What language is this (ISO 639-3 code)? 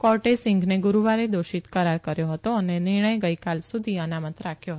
guj